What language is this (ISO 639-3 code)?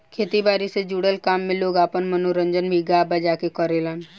bho